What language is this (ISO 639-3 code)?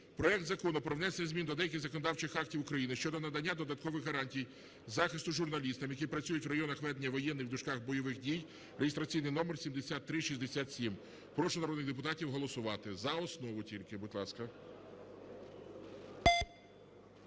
ukr